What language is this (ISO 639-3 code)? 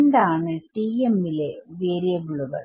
mal